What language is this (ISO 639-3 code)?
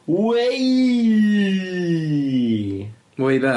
cym